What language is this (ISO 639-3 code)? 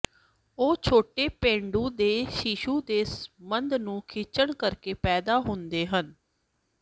pan